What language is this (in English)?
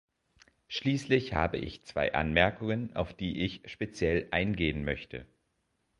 German